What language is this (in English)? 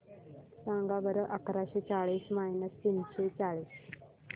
Marathi